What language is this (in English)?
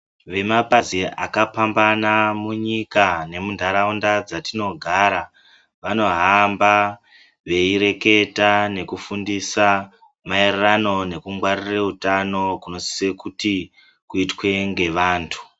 Ndau